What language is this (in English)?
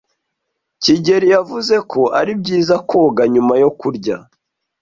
Kinyarwanda